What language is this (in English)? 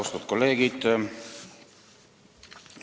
Estonian